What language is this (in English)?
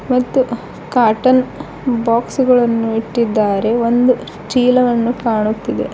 Kannada